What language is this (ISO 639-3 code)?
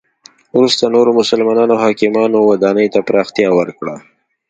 pus